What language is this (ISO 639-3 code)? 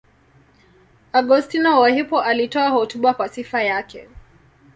swa